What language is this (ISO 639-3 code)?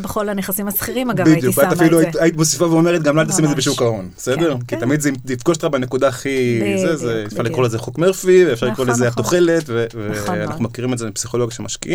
heb